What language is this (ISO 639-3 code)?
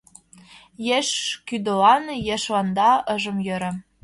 chm